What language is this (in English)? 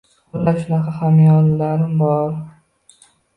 Uzbek